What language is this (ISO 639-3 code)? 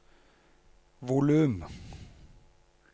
nor